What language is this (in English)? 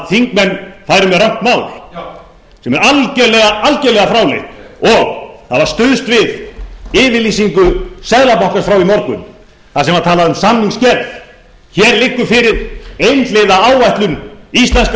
Icelandic